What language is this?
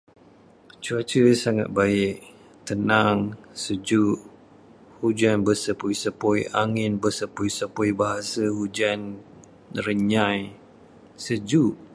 Malay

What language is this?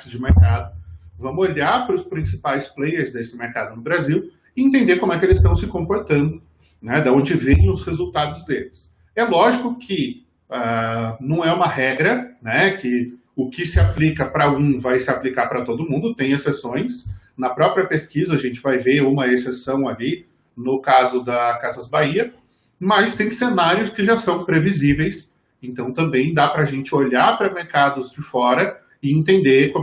Portuguese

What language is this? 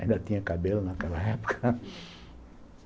Portuguese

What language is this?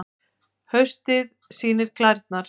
Icelandic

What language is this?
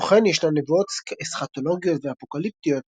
Hebrew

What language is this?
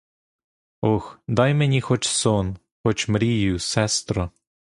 Ukrainian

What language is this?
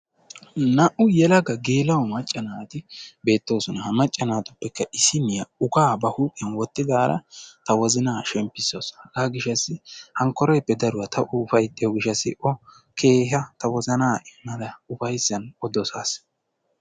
Wolaytta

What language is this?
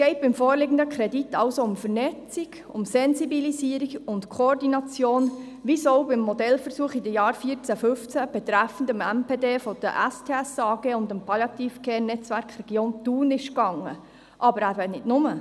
Swiss German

